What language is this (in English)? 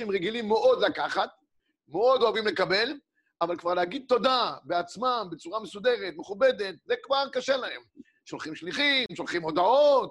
Hebrew